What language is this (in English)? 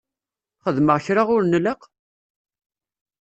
Kabyle